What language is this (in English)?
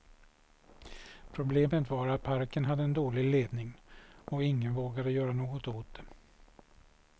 Swedish